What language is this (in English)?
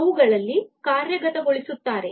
Kannada